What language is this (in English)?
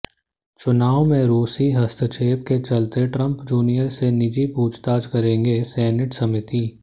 Hindi